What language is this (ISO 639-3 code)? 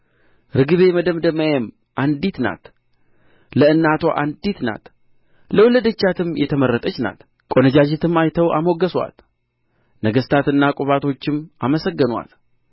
amh